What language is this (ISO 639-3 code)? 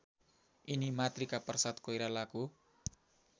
nep